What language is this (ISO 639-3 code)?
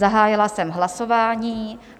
ces